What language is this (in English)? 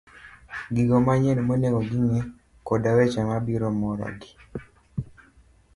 Luo (Kenya and Tanzania)